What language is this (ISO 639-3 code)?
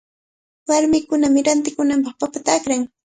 qvl